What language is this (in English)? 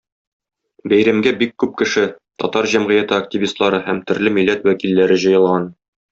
Tatar